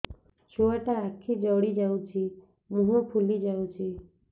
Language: Odia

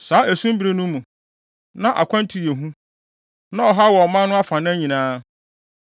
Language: Akan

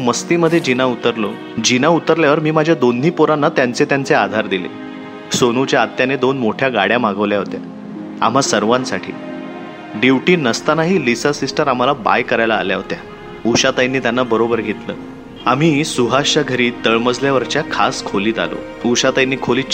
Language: Marathi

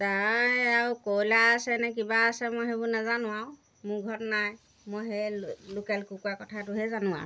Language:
Assamese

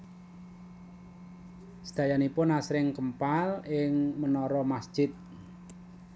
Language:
Javanese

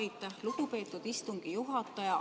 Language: Estonian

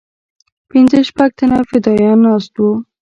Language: Pashto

